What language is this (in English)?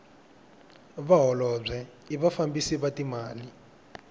Tsonga